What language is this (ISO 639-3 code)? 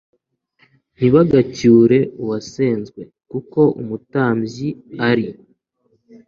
kin